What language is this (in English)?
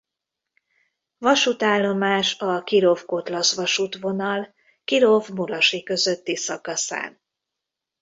Hungarian